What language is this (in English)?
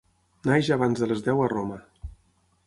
Catalan